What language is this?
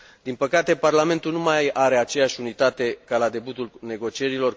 Romanian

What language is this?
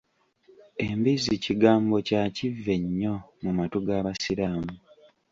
Ganda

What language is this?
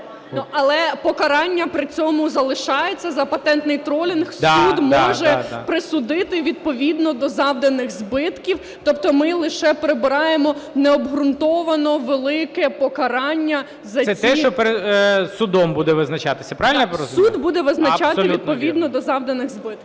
Ukrainian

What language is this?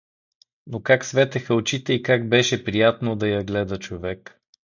Bulgarian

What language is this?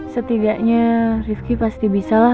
Indonesian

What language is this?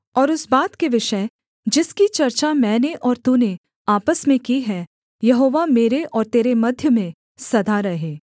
Hindi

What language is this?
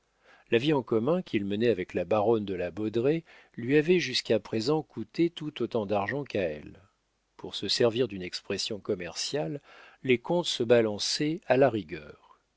French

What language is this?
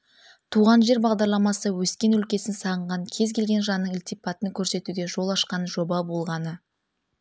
Kazakh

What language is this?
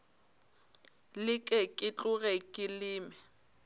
Northern Sotho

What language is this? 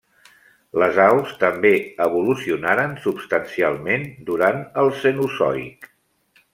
Catalan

